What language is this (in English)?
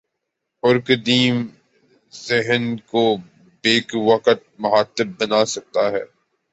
Urdu